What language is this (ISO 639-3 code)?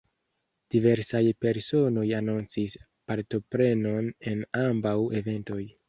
epo